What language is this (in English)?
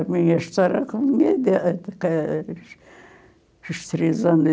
Portuguese